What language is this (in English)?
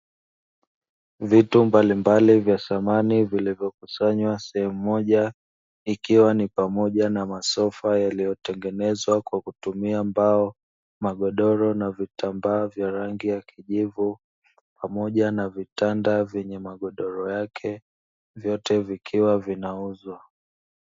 Swahili